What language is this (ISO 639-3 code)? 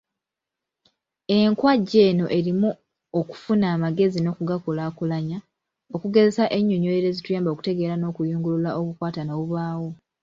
lug